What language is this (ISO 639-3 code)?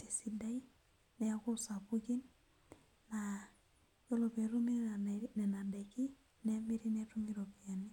mas